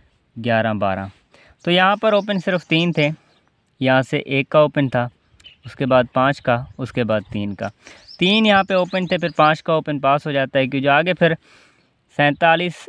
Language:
Hindi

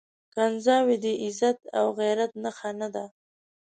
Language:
Pashto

